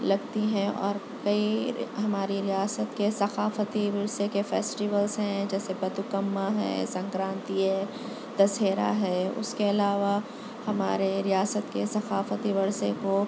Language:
Urdu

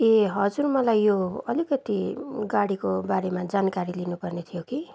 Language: Nepali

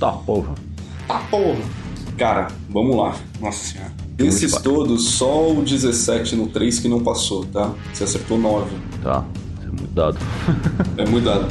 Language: Portuguese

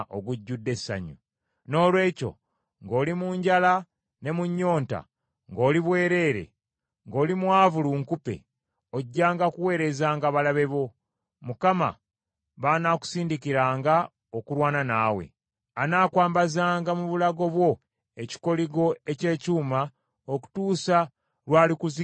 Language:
Ganda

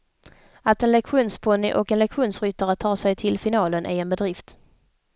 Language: Swedish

